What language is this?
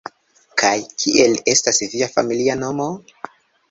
Esperanto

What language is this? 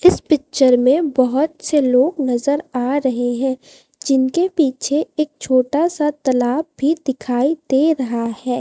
Hindi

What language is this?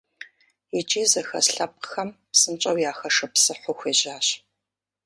Kabardian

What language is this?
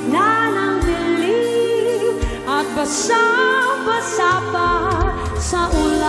Thai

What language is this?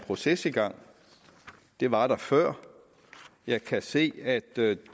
Danish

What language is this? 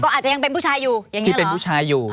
Thai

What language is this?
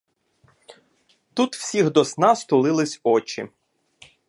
Ukrainian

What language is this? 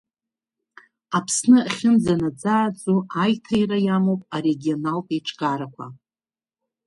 Abkhazian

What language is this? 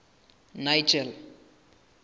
Southern Sotho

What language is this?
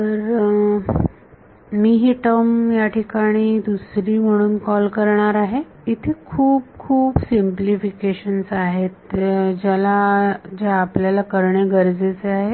Marathi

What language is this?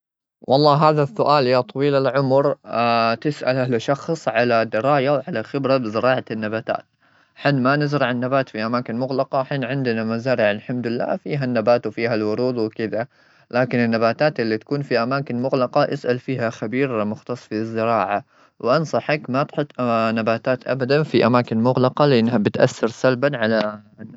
Gulf Arabic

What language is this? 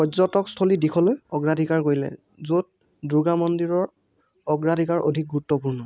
Assamese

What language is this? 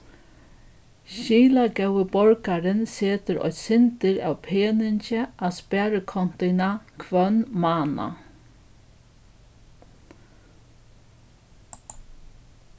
Faroese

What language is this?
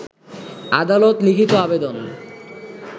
Bangla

